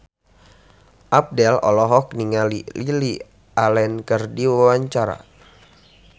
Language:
Sundanese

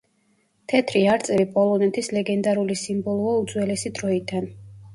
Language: Georgian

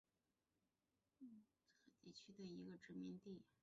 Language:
Chinese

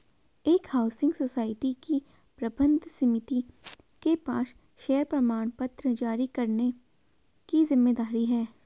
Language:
Hindi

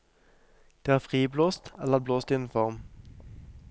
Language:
Norwegian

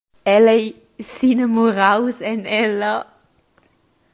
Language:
Romansh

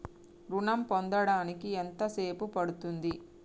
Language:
Telugu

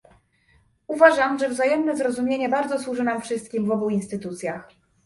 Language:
Polish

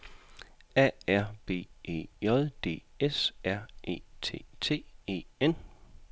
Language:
Danish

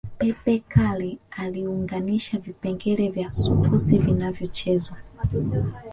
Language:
Swahili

